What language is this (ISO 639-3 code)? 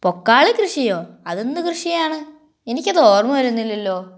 mal